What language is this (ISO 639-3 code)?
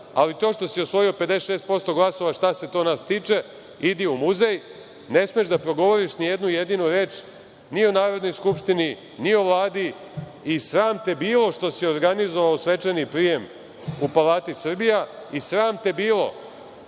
srp